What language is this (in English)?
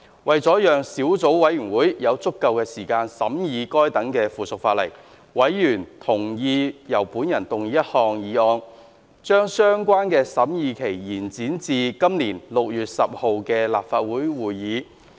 Cantonese